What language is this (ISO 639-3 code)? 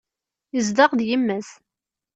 kab